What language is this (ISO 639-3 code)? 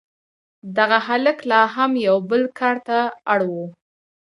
pus